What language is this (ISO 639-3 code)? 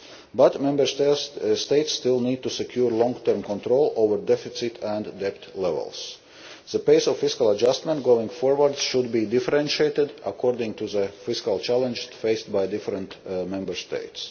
eng